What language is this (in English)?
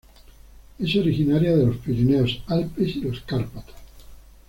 Spanish